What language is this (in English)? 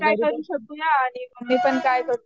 Marathi